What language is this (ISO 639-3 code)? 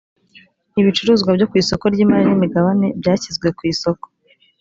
kin